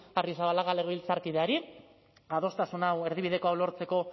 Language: Basque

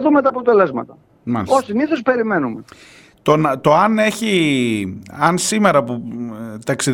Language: Greek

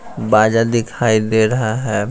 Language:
Hindi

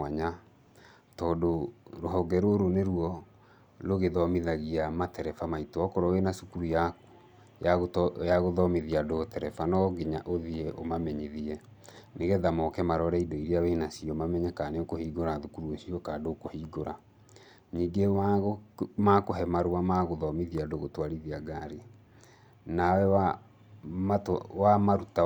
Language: Kikuyu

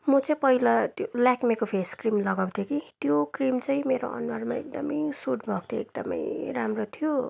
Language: Nepali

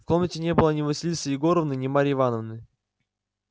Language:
Russian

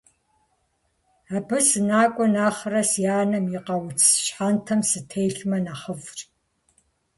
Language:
Kabardian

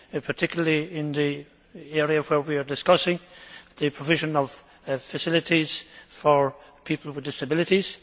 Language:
English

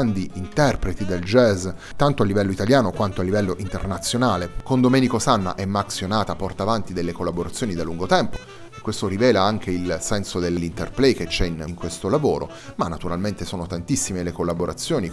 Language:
Italian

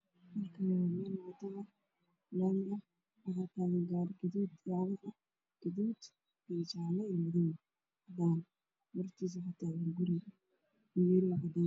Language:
Somali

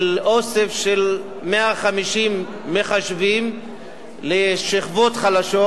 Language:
Hebrew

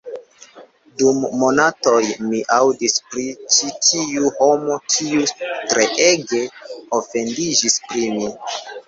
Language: Esperanto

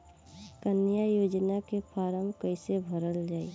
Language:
Bhojpuri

